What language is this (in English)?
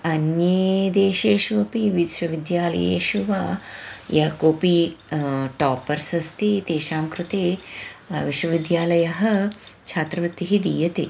Sanskrit